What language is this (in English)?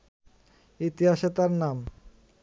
Bangla